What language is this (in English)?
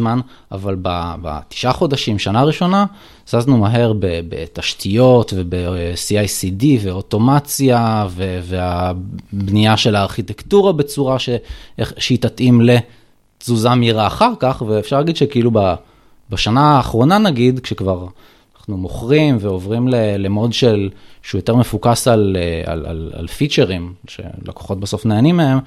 Hebrew